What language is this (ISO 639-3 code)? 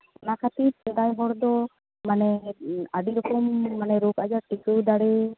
sat